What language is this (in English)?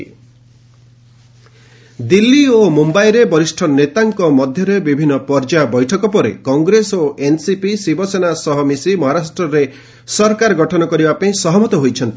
Odia